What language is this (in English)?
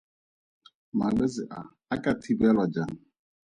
Tswana